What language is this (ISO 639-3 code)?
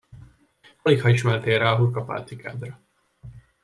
hun